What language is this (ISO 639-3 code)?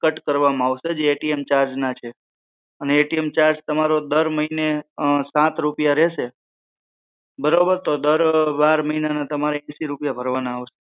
guj